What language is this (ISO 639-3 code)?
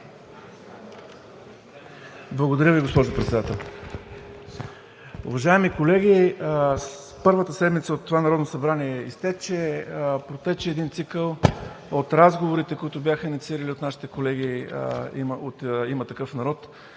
bul